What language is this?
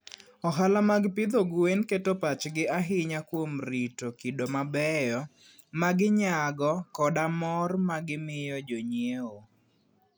Luo (Kenya and Tanzania)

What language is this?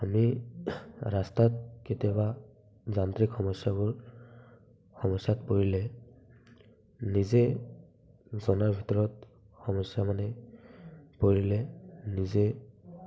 Assamese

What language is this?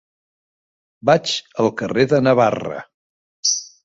Catalan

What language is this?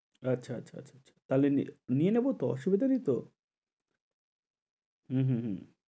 Bangla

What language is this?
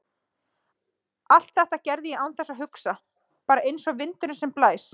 Icelandic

